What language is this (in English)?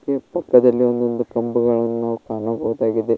Kannada